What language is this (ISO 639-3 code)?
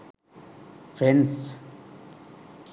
sin